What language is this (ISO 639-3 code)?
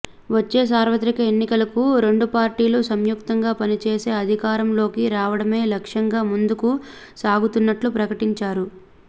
tel